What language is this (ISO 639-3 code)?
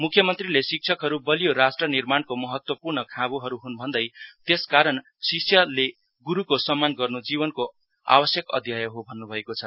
nep